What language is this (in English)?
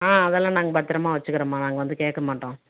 Tamil